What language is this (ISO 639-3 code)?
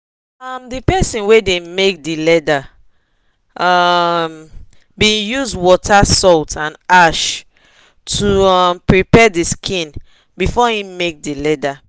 pcm